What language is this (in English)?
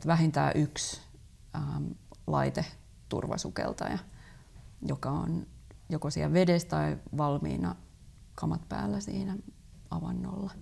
Finnish